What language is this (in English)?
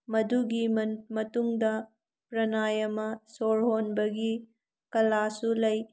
Manipuri